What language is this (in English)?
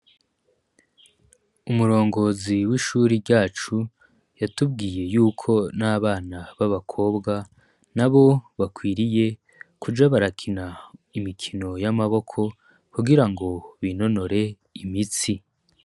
Rundi